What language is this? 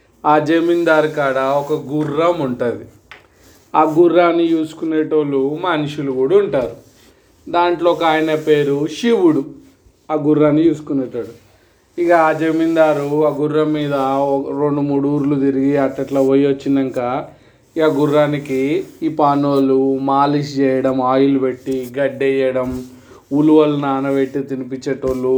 Telugu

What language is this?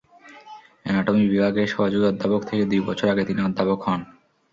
Bangla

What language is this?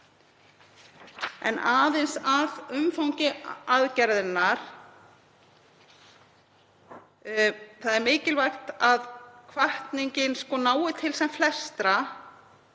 Icelandic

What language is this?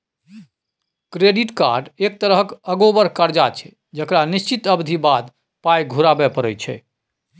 Maithili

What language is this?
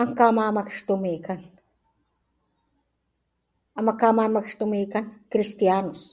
Papantla Totonac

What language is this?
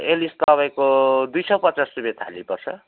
Nepali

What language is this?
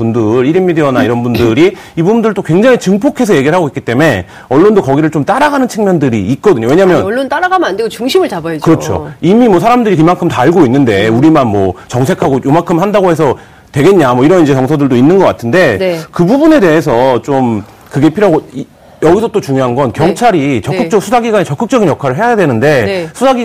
Korean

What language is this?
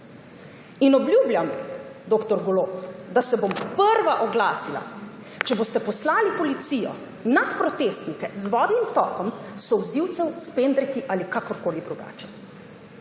Slovenian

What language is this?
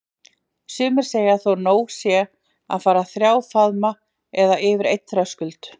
Icelandic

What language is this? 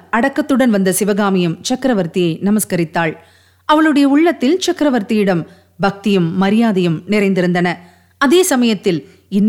Tamil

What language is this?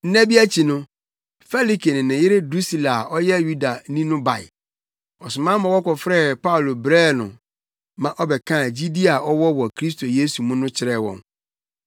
Akan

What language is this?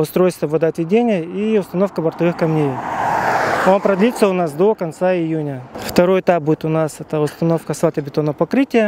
Russian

